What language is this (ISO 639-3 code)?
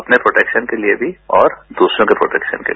hin